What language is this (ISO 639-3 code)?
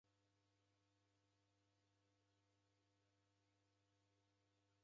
dav